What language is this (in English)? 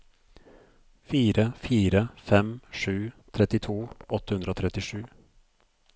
Norwegian